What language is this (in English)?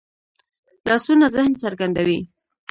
Pashto